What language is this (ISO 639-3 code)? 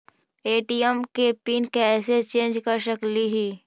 mag